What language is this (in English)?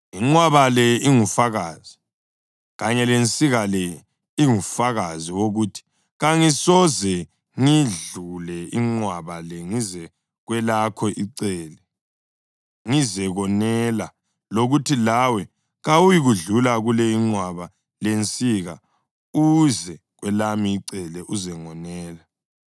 North Ndebele